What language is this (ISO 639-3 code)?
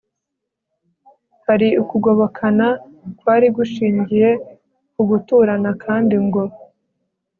kin